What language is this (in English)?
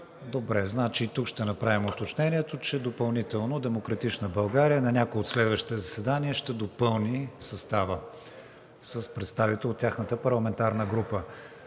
Bulgarian